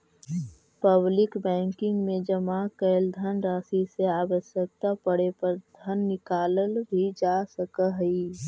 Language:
Magahi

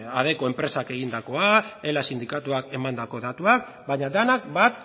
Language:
Basque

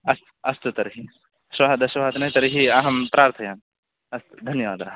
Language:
Sanskrit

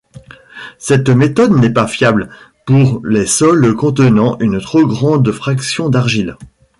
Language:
French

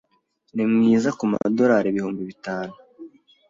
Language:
Kinyarwanda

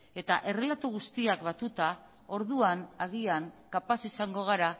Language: Basque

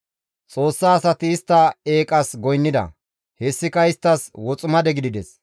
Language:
Gamo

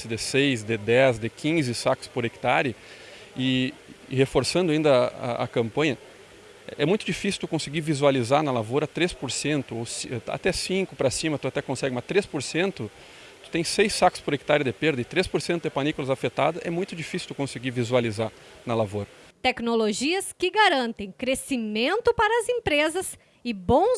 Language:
Portuguese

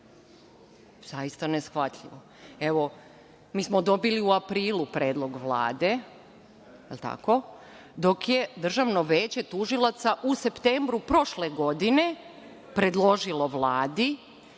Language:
Serbian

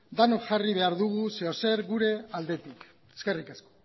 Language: Basque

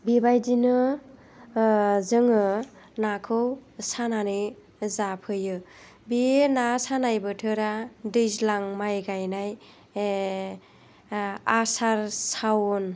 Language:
Bodo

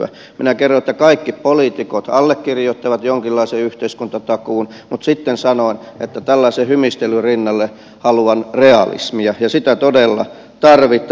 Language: Finnish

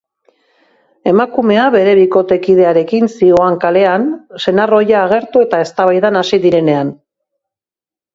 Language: Basque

